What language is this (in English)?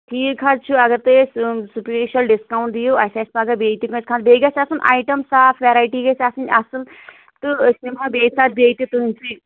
Kashmiri